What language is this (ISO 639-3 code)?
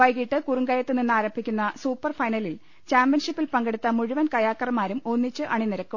mal